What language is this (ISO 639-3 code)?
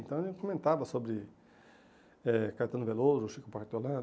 por